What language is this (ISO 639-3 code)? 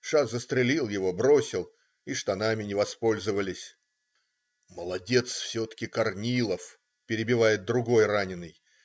rus